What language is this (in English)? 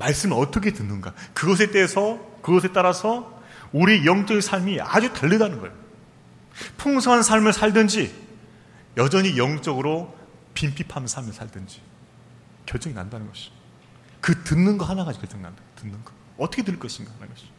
Korean